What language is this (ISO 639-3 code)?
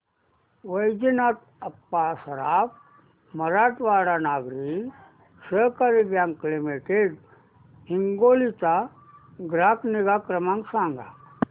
mar